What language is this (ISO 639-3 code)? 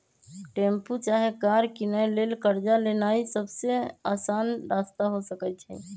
mag